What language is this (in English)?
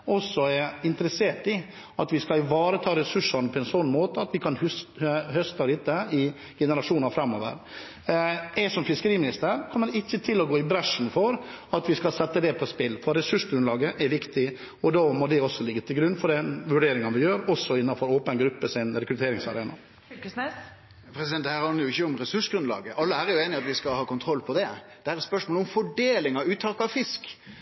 Norwegian